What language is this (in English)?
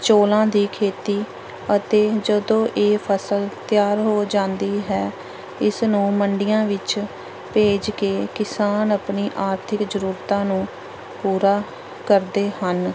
Punjabi